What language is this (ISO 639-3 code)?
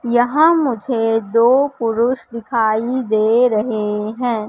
hin